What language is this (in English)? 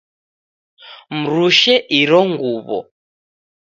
Taita